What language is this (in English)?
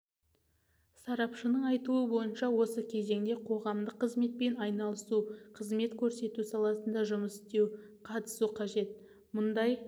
Kazakh